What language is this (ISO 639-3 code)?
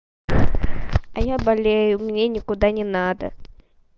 rus